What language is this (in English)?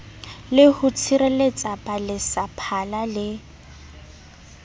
Southern Sotho